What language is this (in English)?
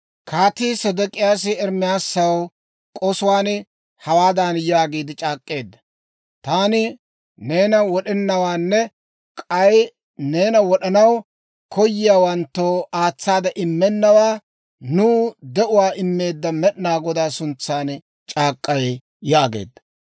Dawro